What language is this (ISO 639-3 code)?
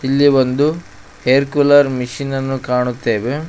kan